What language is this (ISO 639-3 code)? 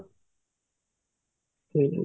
ori